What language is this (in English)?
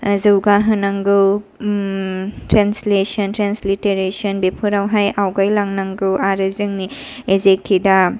Bodo